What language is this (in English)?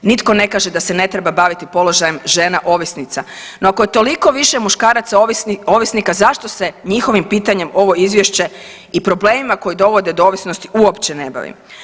Croatian